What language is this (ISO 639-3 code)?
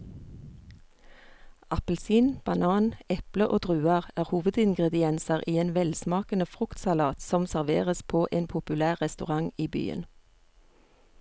nor